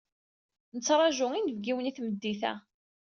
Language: Kabyle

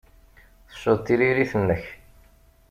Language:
Kabyle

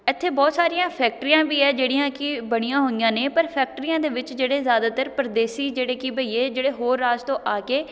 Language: Punjabi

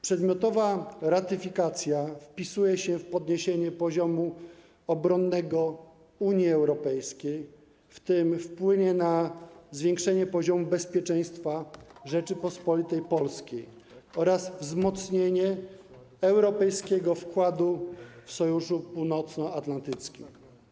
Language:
Polish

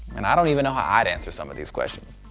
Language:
English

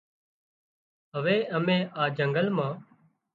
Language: Wadiyara Koli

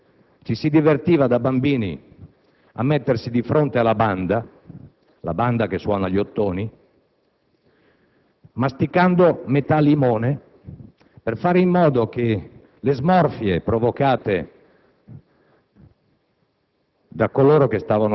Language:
Italian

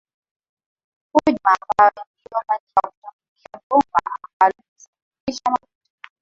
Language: Swahili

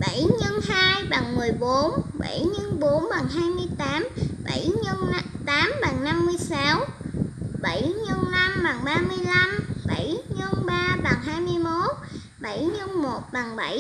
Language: Vietnamese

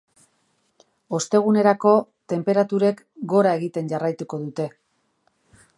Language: Basque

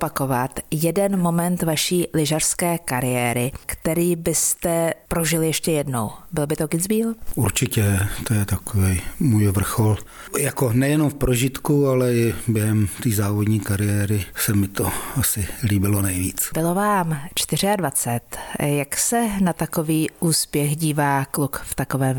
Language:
Czech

